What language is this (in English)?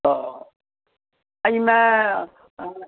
Maithili